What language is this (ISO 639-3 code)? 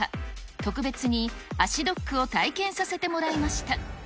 jpn